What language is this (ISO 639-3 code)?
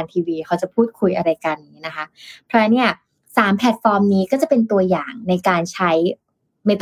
tha